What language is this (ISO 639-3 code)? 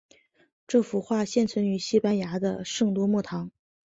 zho